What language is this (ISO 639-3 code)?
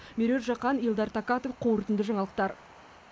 kaz